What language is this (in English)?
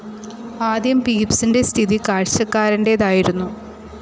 Malayalam